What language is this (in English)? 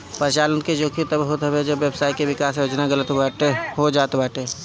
Bhojpuri